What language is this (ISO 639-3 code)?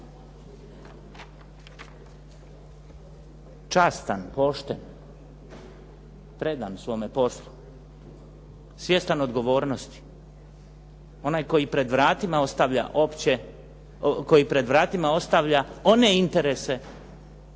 hrv